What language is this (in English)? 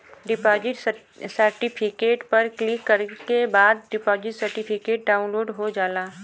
Bhojpuri